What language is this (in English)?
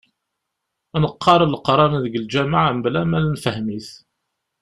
Kabyle